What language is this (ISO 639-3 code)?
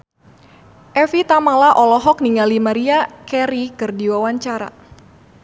sun